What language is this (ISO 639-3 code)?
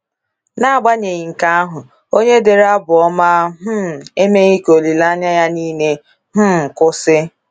ibo